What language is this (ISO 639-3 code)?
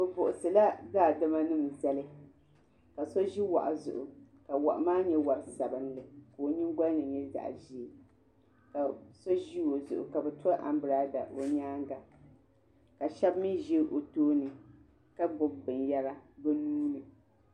dag